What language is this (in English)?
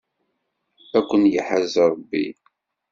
Kabyle